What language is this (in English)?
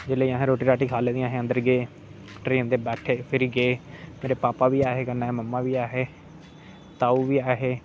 Dogri